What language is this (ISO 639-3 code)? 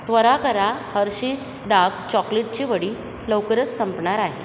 mar